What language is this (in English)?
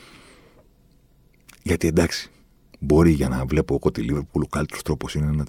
Greek